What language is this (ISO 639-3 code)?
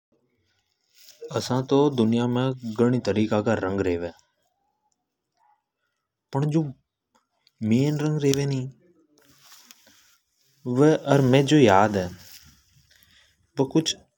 hoj